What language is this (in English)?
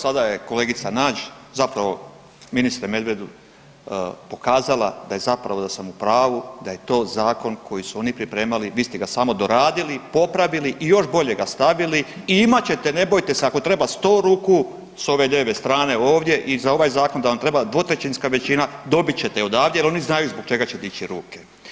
Croatian